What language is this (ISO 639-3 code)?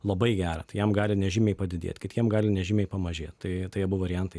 lit